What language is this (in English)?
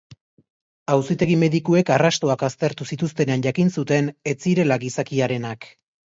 Basque